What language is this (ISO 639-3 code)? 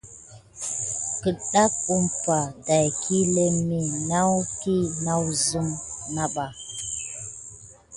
gid